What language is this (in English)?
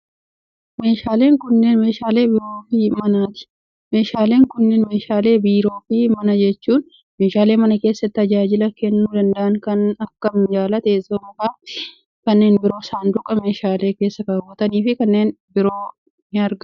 Oromo